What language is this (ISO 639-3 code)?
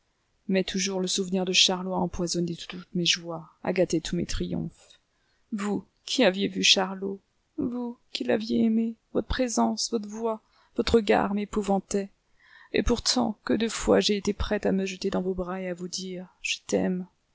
fra